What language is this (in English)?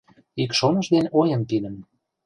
Mari